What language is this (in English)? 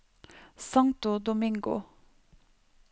Norwegian